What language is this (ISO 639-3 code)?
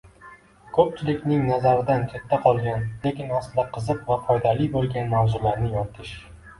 uzb